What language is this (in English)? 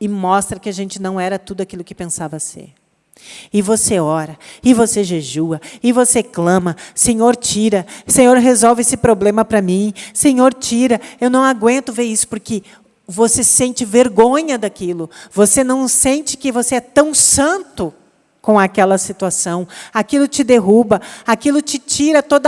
Portuguese